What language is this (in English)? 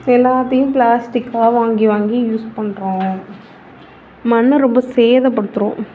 Tamil